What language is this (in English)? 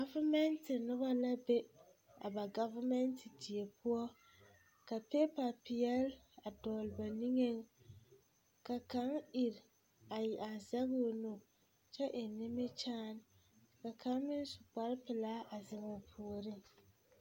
Southern Dagaare